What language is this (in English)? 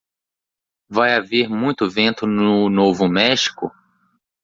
Portuguese